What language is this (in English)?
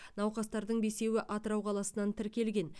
Kazakh